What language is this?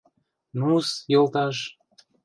Mari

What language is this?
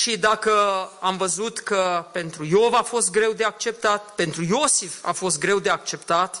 Romanian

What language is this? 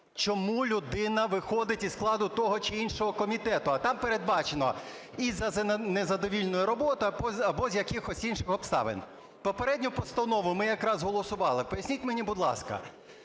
Ukrainian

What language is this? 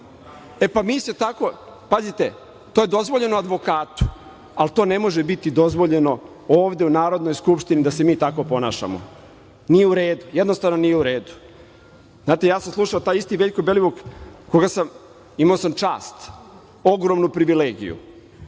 Serbian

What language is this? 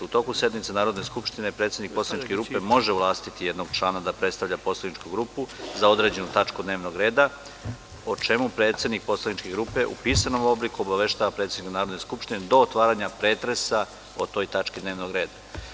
Serbian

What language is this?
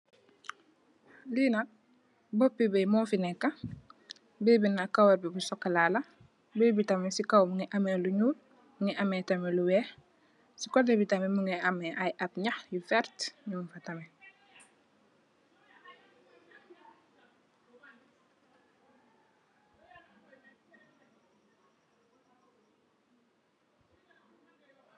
Wolof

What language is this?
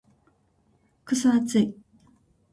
Japanese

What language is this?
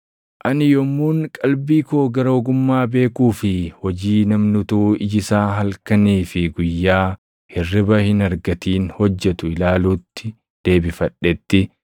Oromo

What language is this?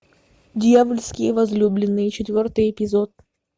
Russian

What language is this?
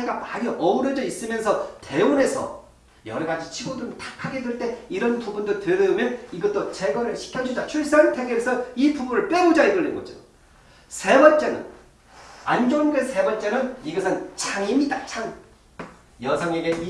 Korean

